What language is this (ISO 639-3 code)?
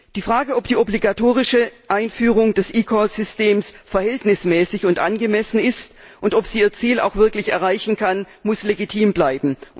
deu